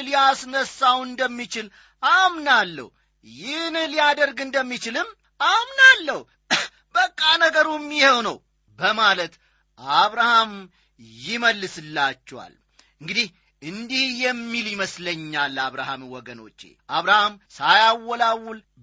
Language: Amharic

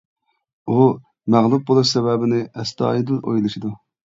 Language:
Uyghur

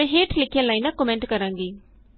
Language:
Punjabi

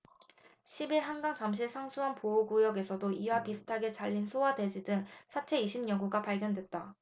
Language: Korean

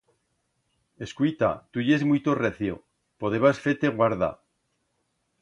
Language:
Aragonese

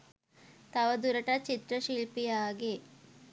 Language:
Sinhala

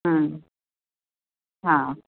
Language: Sindhi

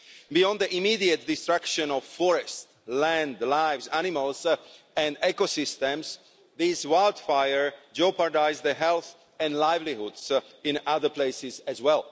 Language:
English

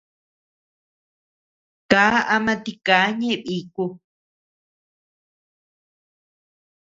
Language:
Tepeuxila Cuicatec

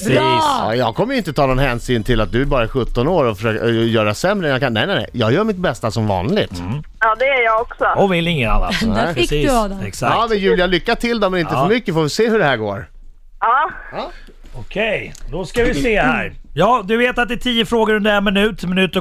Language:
Swedish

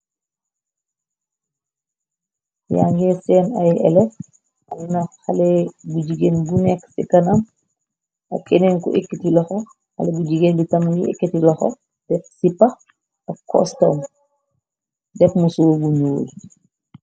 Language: Wolof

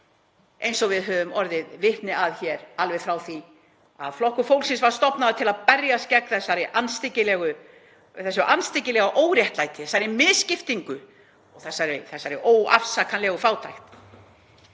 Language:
Icelandic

